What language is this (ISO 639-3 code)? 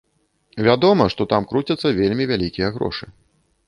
bel